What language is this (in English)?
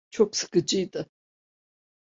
Turkish